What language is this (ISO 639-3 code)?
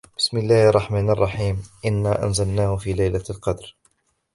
ara